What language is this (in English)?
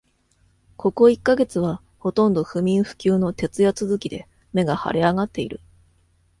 Japanese